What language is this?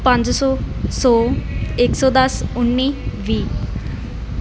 Punjabi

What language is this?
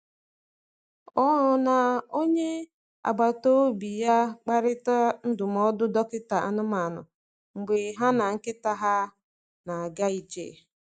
Igbo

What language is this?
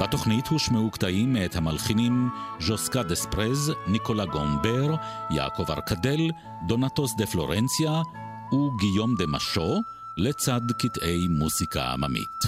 Hebrew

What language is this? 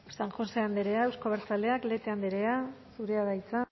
Basque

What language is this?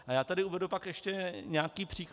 Czech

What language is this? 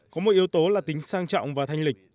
Vietnamese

